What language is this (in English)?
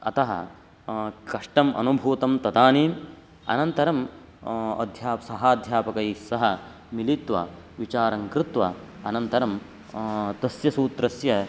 Sanskrit